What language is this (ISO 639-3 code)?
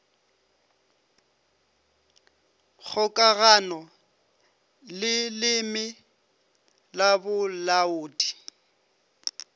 nso